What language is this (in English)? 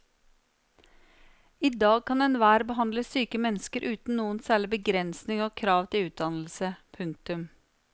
Norwegian